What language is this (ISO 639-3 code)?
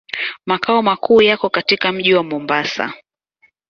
swa